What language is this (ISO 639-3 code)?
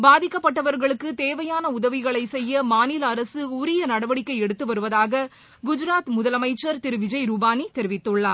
tam